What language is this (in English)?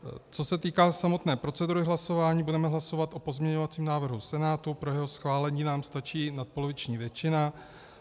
Czech